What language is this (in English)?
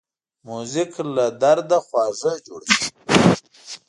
Pashto